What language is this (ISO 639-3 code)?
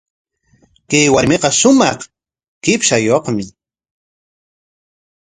qwa